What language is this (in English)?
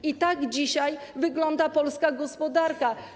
Polish